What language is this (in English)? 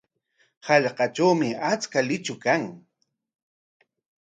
Corongo Ancash Quechua